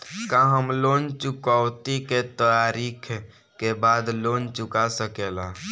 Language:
Bhojpuri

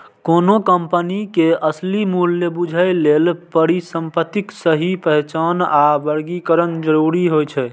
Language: Maithili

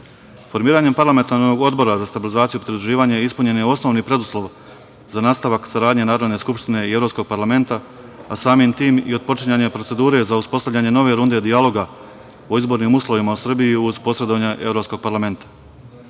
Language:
Serbian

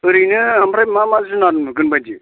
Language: Bodo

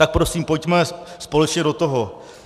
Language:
Czech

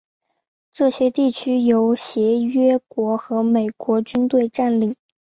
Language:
Chinese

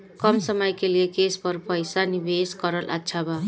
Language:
Bhojpuri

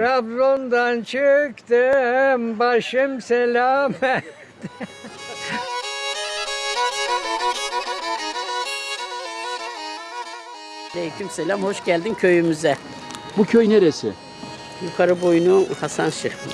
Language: Turkish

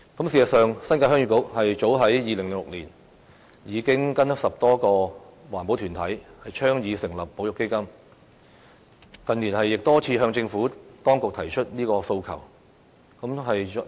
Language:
Cantonese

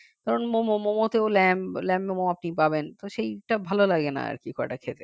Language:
Bangla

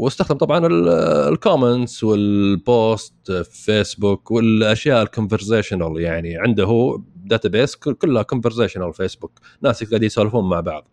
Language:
Arabic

